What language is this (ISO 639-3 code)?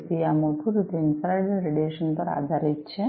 guj